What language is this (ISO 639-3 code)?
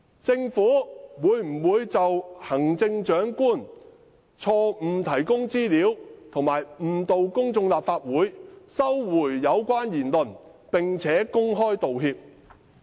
yue